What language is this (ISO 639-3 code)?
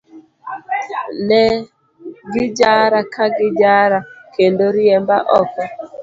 luo